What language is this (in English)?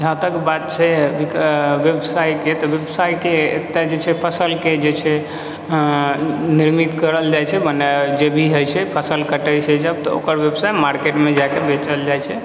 Maithili